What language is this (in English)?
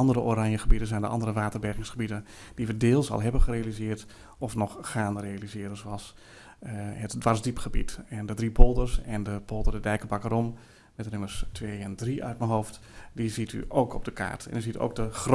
Dutch